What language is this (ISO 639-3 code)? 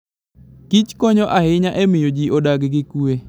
luo